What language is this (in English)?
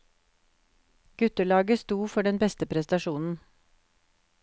Norwegian